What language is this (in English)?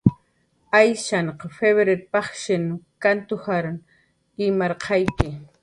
Jaqaru